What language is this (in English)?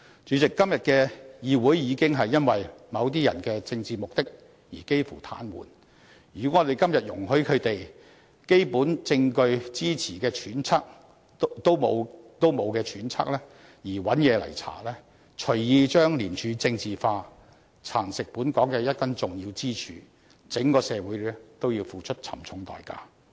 Cantonese